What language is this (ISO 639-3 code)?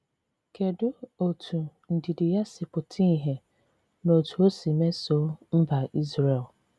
ibo